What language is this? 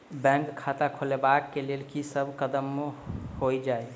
Maithili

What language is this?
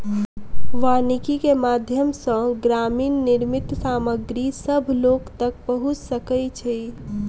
Maithili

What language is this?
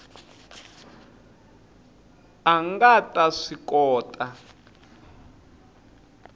Tsonga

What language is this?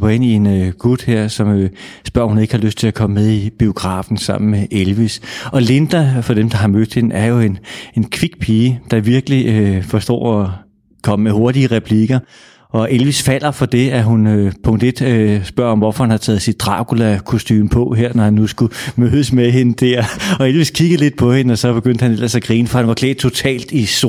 Danish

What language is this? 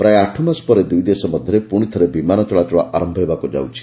Odia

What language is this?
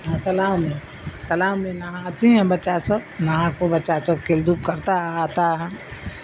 Urdu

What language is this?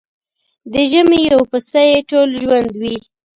Pashto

